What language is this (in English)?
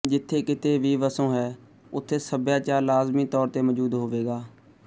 Punjabi